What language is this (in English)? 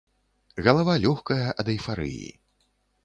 Belarusian